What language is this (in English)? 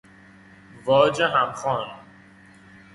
Persian